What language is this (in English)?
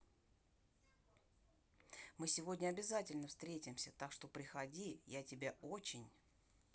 Russian